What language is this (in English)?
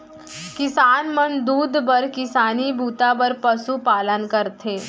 Chhattisgarhi